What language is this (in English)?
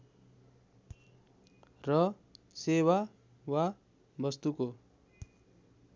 Nepali